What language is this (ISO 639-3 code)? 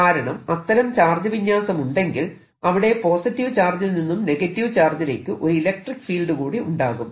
mal